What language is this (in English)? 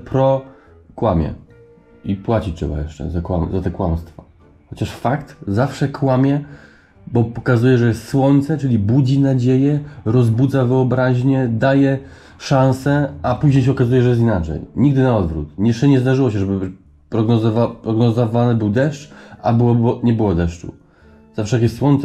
Polish